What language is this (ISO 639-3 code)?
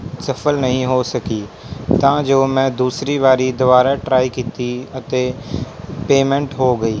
pan